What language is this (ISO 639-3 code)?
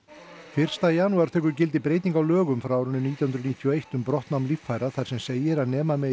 isl